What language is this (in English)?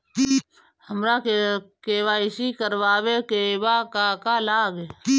Bhojpuri